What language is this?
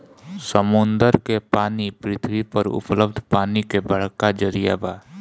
Bhojpuri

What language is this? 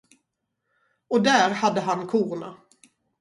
Swedish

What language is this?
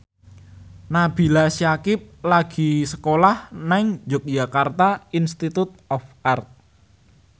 Javanese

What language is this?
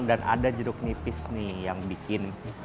Indonesian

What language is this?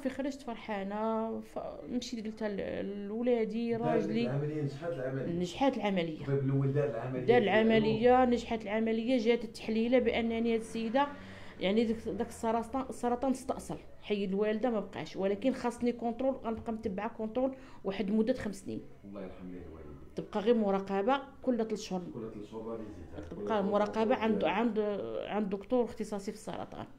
Arabic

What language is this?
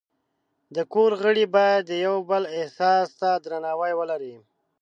Pashto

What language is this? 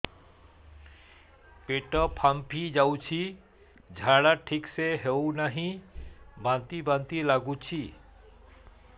Odia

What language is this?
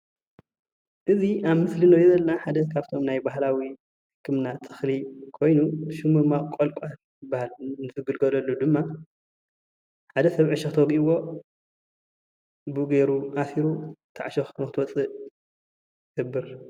Tigrinya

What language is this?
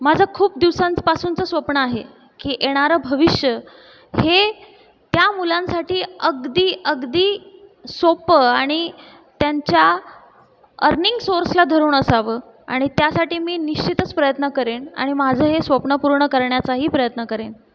Marathi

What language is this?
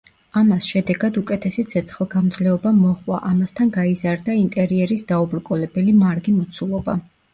Georgian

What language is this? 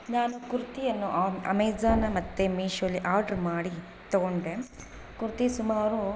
Kannada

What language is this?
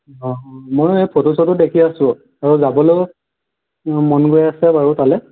Assamese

